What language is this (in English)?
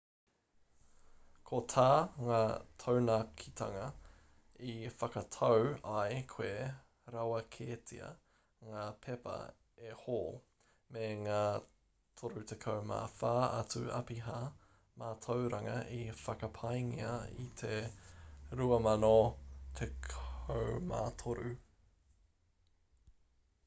Māori